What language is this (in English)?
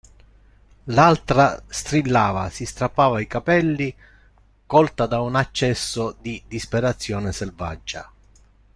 Italian